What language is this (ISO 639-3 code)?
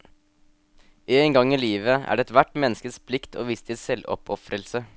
nor